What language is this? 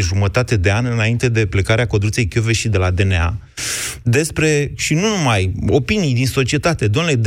Romanian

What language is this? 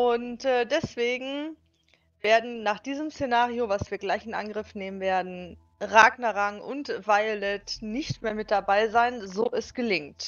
German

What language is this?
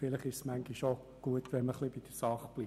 Swiss German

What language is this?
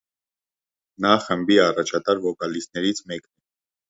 Armenian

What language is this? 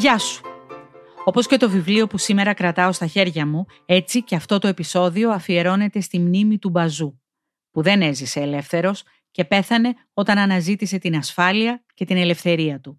Greek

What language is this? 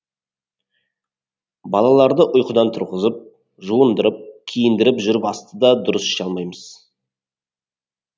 Kazakh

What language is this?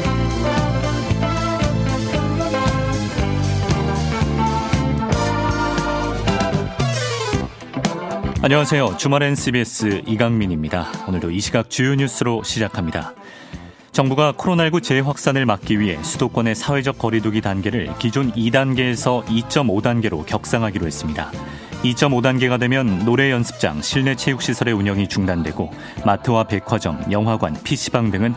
Korean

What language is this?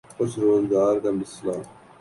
Urdu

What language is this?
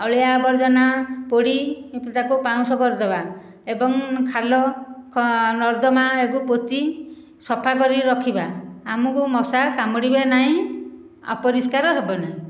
Odia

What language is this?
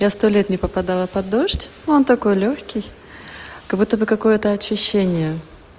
Russian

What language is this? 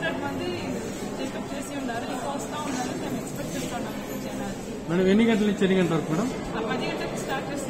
Hindi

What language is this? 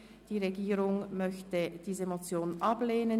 Swiss German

